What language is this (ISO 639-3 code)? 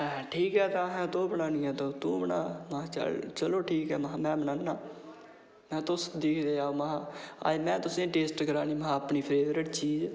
doi